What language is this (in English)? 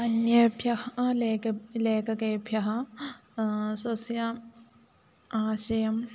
Sanskrit